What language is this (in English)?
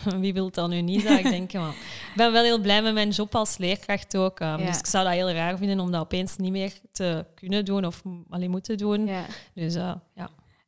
Dutch